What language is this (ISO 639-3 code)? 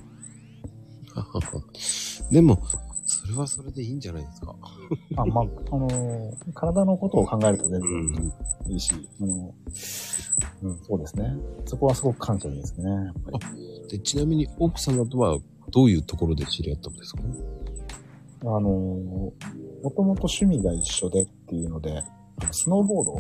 jpn